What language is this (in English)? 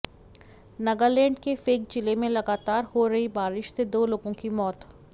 Hindi